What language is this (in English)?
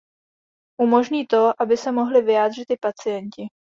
Czech